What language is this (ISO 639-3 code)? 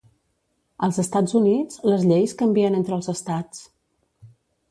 cat